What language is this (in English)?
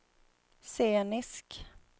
Swedish